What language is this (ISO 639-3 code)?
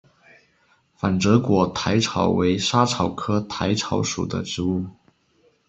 zho